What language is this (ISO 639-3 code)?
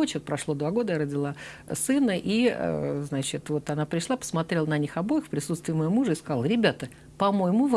rus